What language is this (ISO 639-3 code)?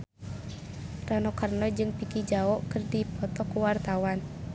sun